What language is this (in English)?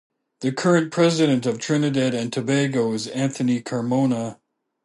English